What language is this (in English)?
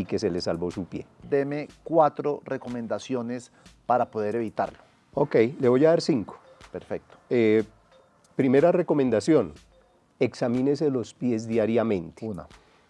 Spanish